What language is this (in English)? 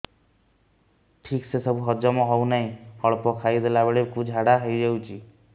Odia